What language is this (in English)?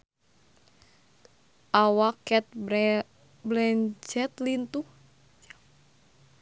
Sundanese